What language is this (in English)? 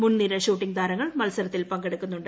Malayalam